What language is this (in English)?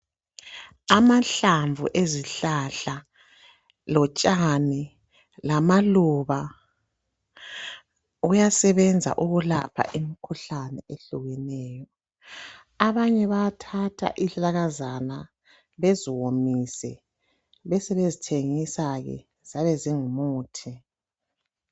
North Ndebele